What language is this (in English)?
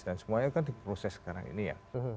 Indonesian